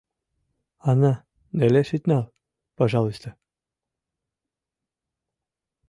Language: Mari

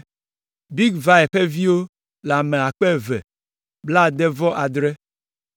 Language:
Ewe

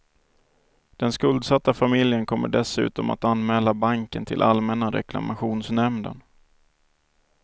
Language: Swedish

